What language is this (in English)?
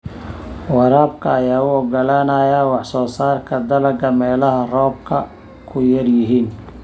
Somali